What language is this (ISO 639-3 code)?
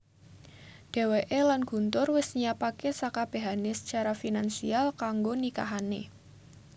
jav